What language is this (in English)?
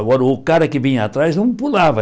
Portuguese